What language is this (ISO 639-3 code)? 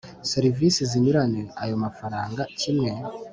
kin